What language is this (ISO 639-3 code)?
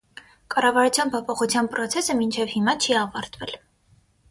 hye